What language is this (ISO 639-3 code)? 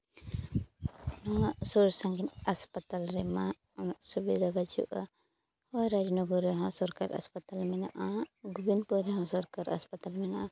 sat